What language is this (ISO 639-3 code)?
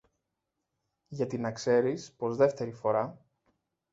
ell